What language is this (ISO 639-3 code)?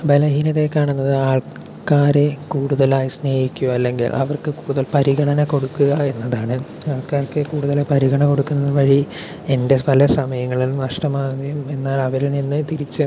mal